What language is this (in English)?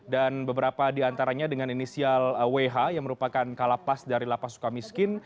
Indonesian